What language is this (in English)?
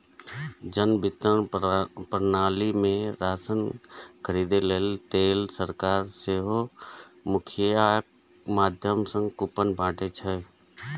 Maithili